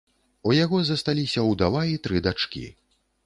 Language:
Belarusian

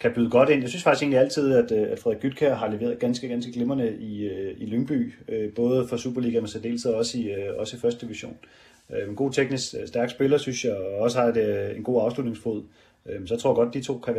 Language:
Danish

